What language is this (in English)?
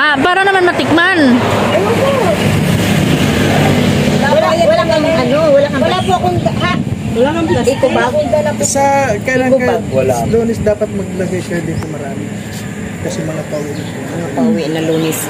Filipino